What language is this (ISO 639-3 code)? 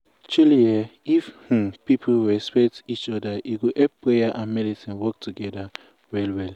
pcm